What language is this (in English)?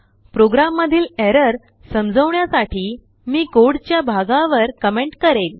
Marathi